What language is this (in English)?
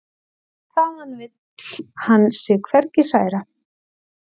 Icelandic